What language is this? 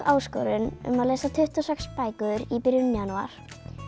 Icelandic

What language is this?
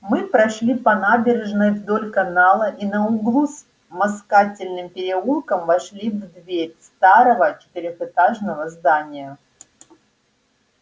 Russian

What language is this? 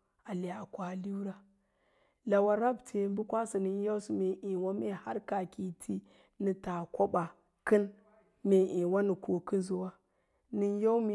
Lala-Roba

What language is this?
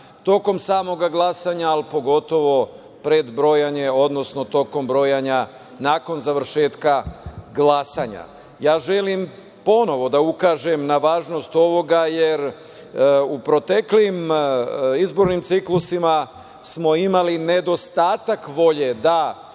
Serbian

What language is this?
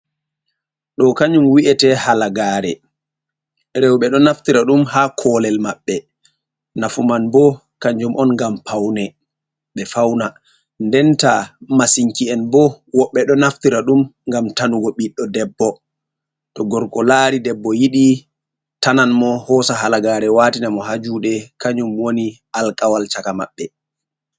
Fula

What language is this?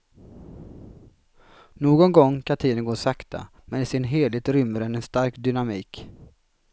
Swedish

